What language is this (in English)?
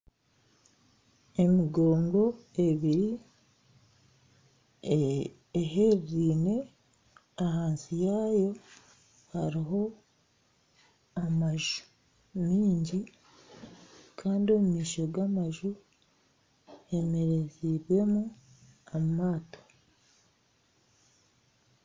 Nyankole